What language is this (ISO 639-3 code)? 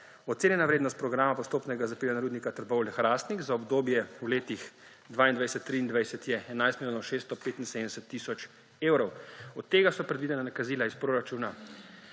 slv